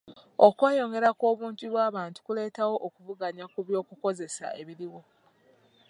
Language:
Ganda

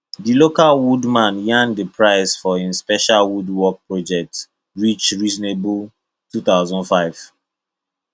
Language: Nigerian Pidgin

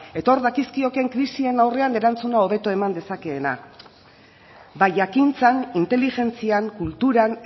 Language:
Basque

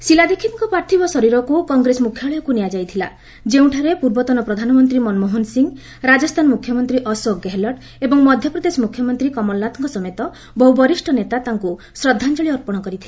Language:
Odia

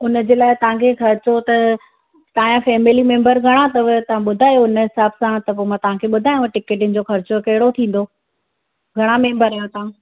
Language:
Sindhi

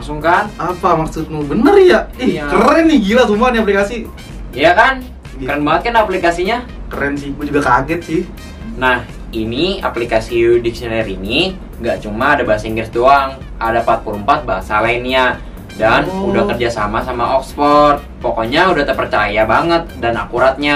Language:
Indonesian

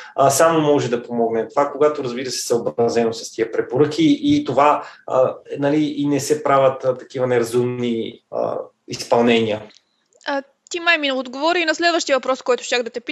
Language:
Bulgarian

